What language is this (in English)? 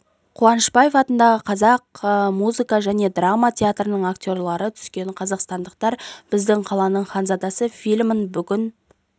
Kazakh